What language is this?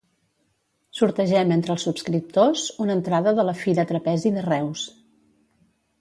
Catalan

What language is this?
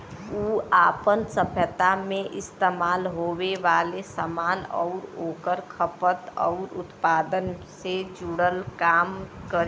Bhojpuri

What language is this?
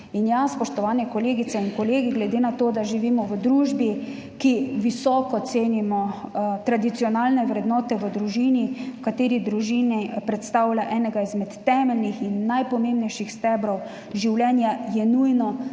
Slovenian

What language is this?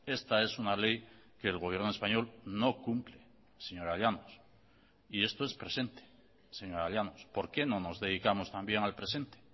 Spanish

